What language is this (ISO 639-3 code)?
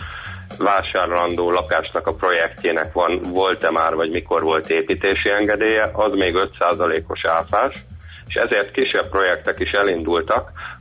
hun